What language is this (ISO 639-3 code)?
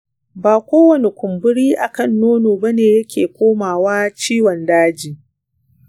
hau